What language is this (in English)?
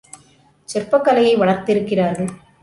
Tamil